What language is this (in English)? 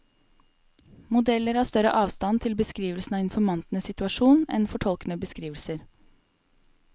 Norwegian